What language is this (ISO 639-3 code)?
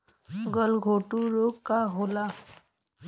bho